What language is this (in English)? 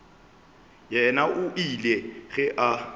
Northern Sotho